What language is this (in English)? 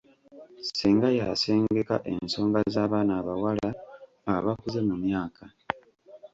Ganda